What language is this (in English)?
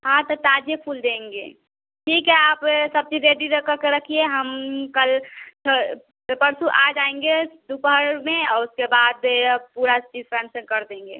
Hindi